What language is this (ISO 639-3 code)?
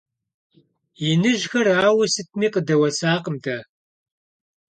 kbd